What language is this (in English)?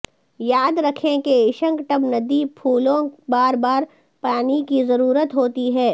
Urdu